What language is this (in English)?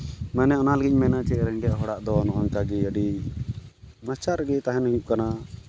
Santali